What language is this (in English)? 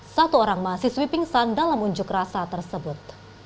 Indonesian